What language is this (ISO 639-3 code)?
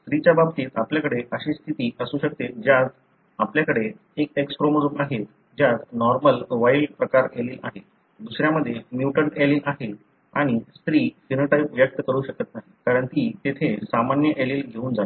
mar